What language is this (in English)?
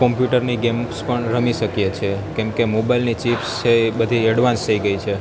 Gujarati